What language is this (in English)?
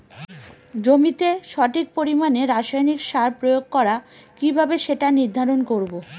Bangla